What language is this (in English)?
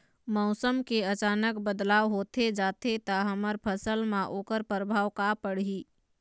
Chhattisgarhi